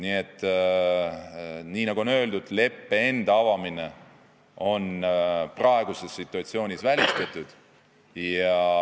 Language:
Estonian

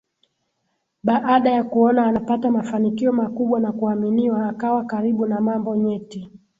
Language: Swahili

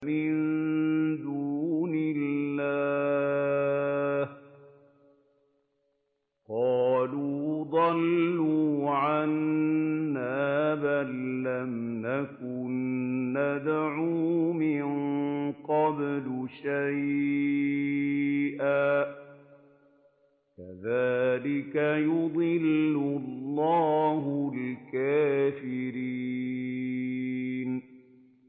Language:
Arabic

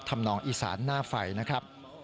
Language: Thai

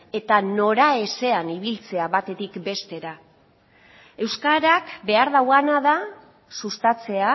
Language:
Basque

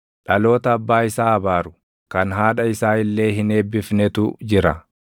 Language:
Oromo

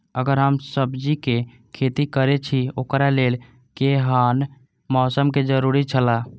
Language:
Maithili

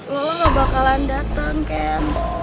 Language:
Indonesian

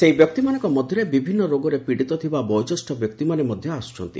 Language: Odia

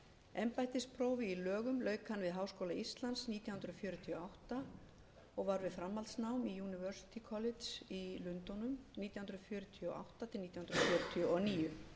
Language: Icelandic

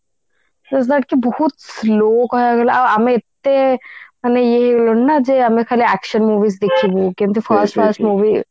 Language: Odia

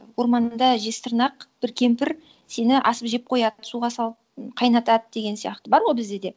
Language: Kazakh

